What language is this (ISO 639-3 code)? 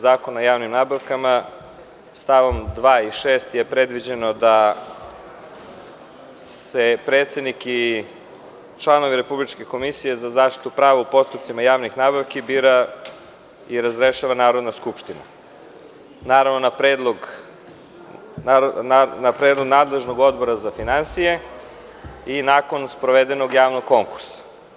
srp